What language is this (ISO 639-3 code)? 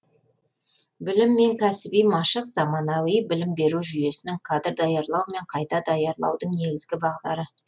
kaz